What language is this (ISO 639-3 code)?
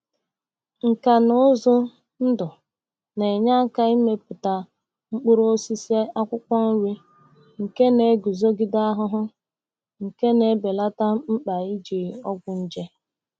ibo